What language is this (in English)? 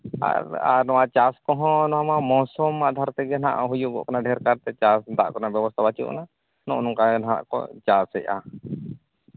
Santali